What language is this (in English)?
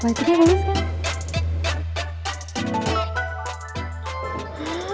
Indonesian